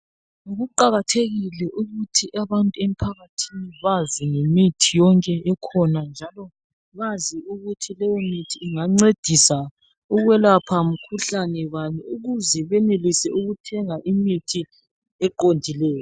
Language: North Ndebele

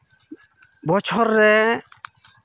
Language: Santali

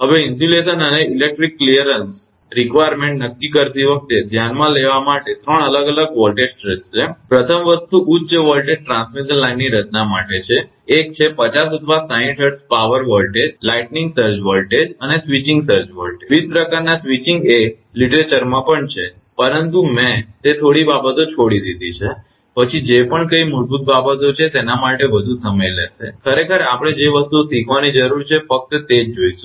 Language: Gujarati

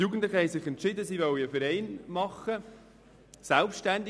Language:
Swiss German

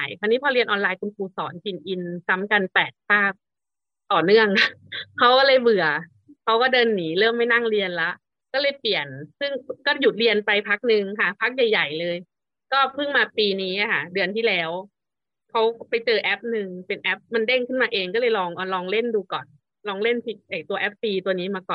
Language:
Thai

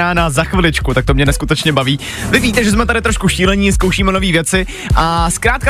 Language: Czech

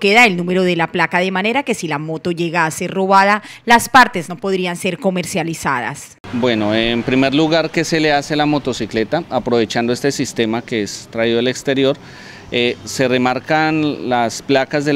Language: Spanish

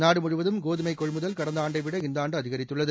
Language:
Tamil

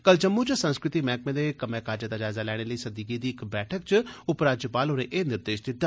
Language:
Dogri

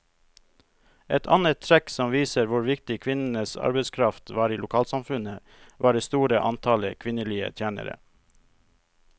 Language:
Norwegian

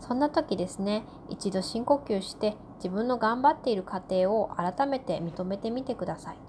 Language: Japanese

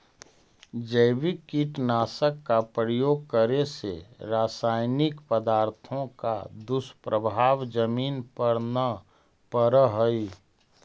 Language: Magahi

